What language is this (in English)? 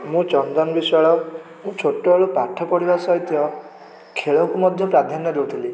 Odia